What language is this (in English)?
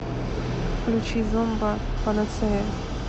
Russian